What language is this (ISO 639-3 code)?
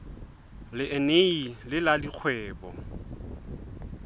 sot